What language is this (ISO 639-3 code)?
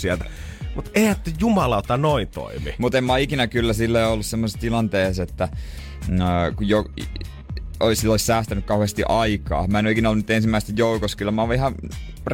fin